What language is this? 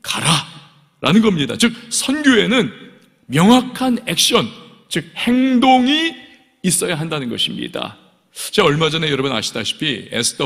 Korean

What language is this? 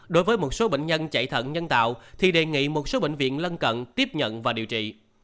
Vietnamese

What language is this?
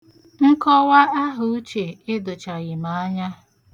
Igbo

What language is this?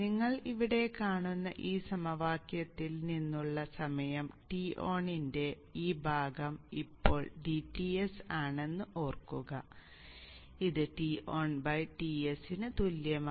Malayalam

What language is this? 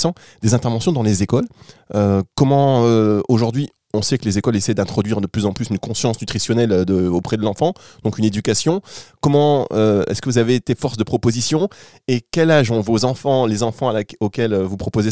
French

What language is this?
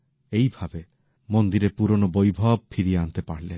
Bangla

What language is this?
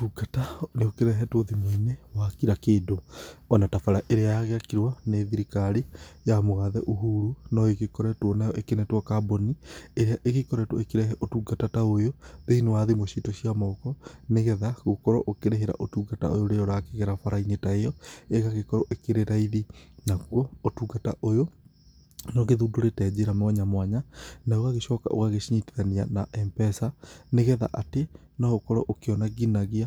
Kikuyu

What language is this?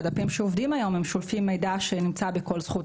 Hebrew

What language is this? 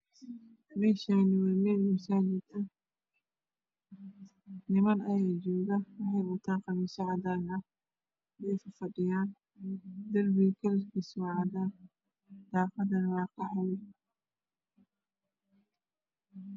Somali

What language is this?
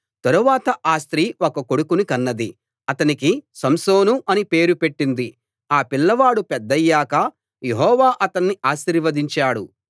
Telugu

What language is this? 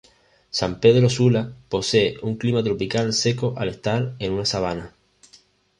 Spanish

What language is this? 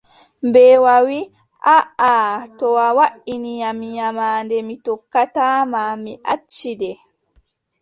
Adamawa Fulfulde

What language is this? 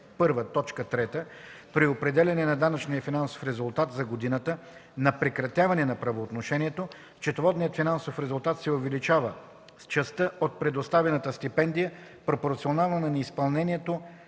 Bulgarian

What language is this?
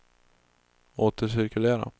Swedish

